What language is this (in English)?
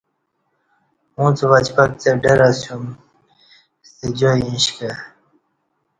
Kati